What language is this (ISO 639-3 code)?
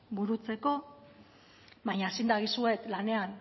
eus